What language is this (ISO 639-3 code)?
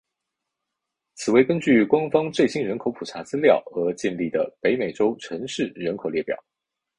zho